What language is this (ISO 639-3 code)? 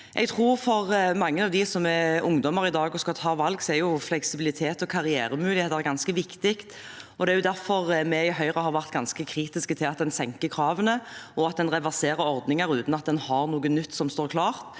nor